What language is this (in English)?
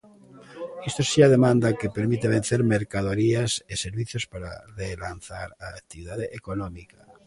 Galician